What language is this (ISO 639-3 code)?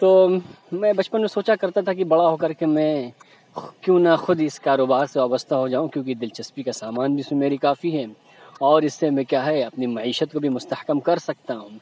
urd